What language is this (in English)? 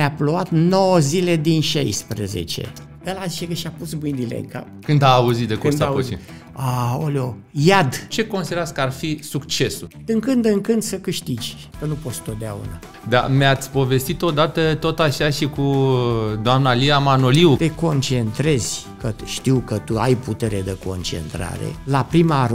Romanian